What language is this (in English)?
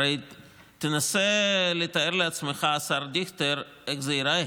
Hebrew